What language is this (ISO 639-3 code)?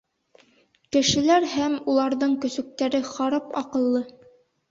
bak